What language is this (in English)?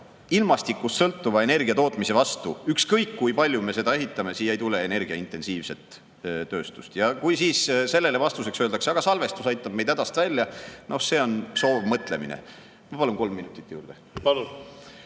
Estonian